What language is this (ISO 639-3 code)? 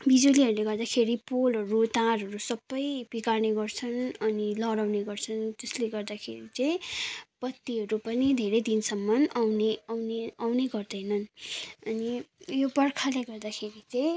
nep